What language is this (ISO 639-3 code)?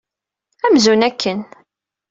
kab